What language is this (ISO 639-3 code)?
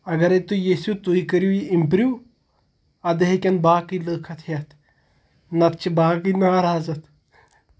kas